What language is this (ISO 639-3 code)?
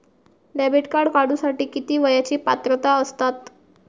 mar